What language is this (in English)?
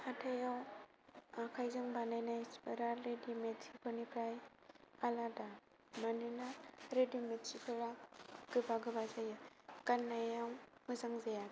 Bodo